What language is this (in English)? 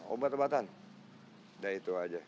Indonesian